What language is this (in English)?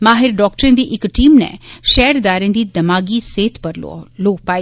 Dogri